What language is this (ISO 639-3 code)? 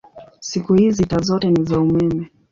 swa